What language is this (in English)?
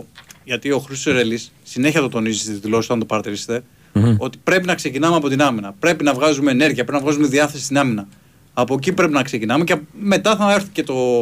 Greek